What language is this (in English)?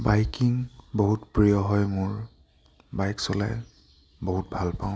Assamese